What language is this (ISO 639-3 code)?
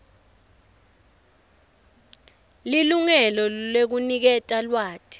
ssw